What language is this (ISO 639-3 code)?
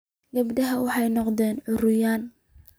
som